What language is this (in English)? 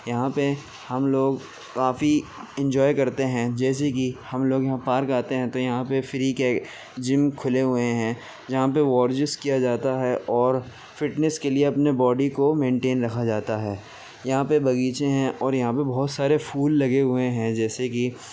Urdu